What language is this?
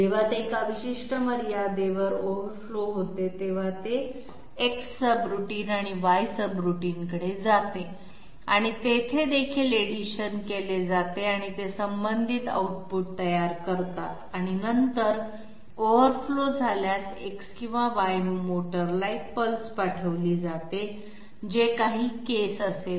Marathi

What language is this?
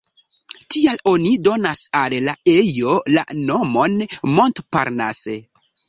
Esperanto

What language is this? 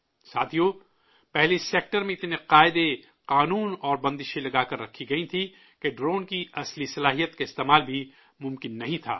Urdu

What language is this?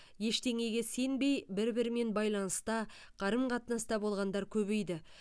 Kazakh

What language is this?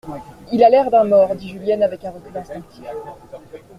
French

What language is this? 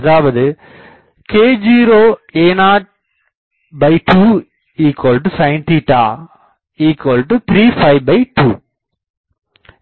Tamil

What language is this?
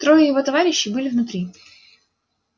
Russian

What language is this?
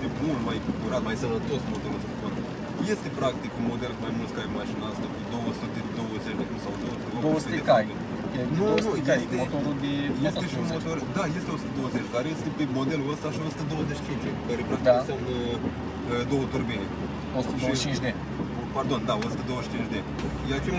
Romanian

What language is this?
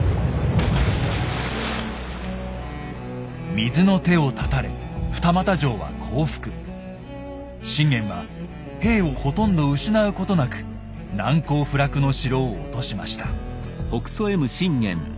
Japanese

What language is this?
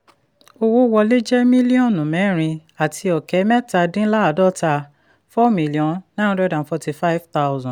Yoruba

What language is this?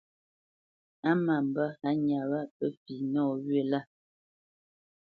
Bamenyam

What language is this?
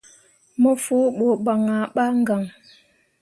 Mundang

